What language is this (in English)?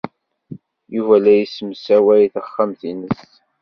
Kabyle